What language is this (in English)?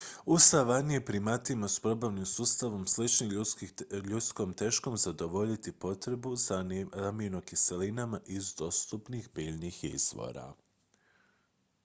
Croatian